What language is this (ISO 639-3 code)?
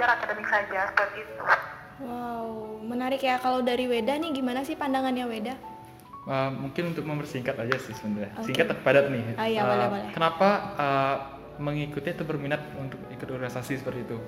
ind